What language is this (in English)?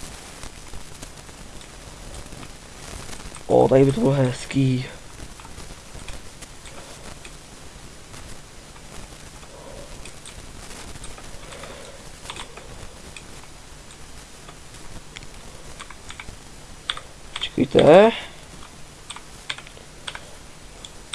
Czech